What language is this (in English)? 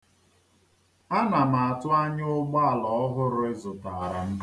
Igbo